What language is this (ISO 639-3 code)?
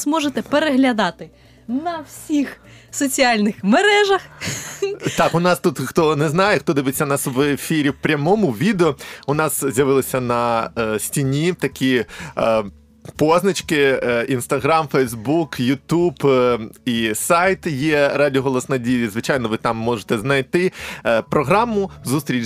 ukr